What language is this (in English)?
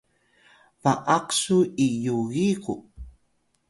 Atayal